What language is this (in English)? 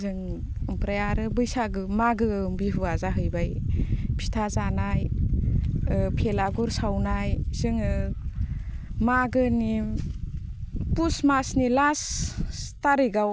Bodo